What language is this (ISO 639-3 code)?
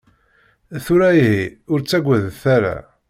kab